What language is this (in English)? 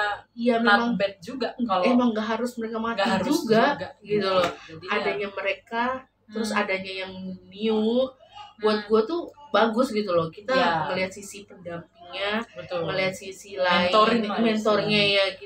Indonesian